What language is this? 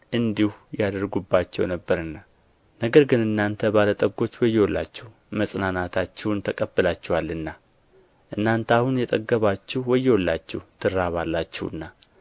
Amharic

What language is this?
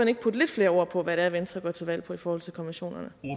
Danish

